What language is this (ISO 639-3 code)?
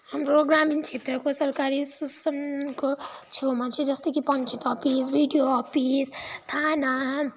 nep